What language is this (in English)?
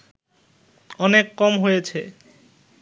Bangla